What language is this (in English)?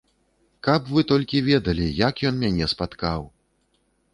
Belarusian